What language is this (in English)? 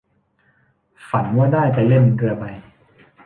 Thai